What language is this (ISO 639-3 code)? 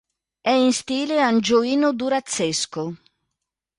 ita